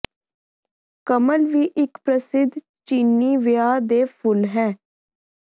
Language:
Punjabi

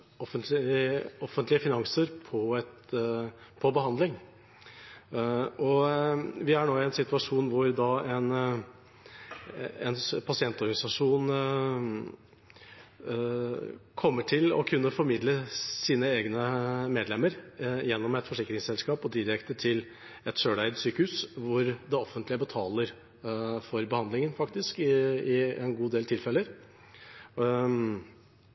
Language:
Norwegian Bokmål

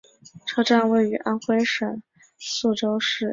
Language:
Chinese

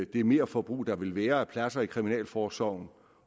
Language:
Danish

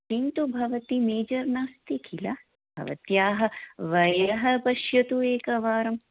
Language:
Sanskrit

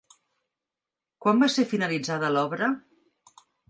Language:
Catalan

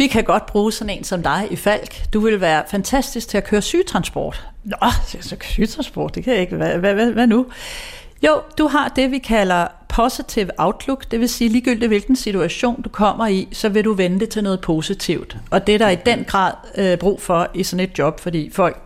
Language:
Danish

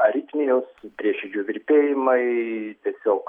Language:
Lithuanian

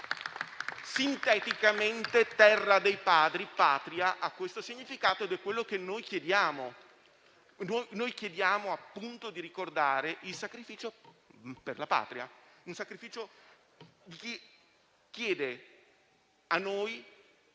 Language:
Italian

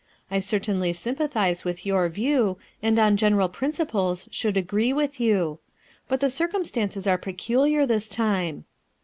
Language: English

